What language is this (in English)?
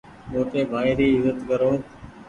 Goaria